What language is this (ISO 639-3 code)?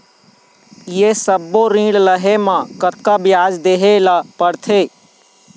hne